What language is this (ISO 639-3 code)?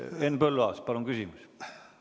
est